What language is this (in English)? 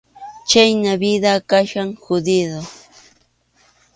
Arequipa-La Unión Quechua